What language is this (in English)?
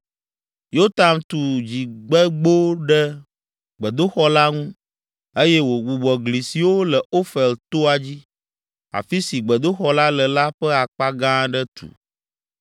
Ewe